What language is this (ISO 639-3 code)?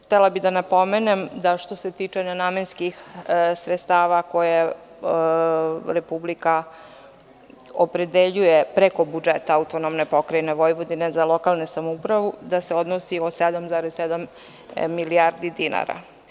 srp